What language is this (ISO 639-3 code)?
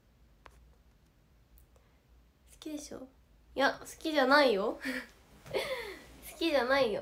jpn